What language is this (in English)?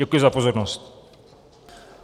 Czech